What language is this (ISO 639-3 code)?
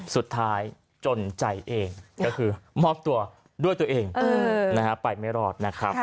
tha